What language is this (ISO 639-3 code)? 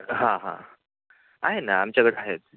mar